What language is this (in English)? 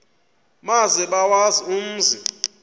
Xhosa